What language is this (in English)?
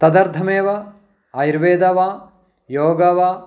Sanskrit